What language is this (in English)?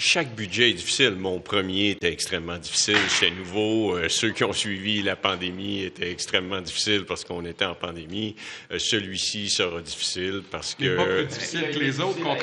French